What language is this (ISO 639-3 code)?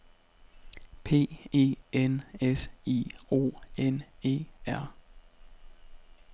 dan